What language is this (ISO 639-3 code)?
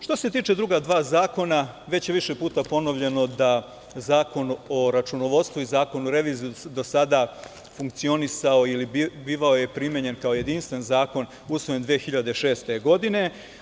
srp